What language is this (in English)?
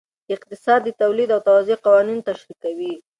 Pashto